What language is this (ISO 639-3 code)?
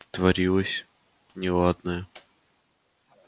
rus